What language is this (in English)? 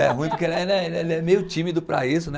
Portuguese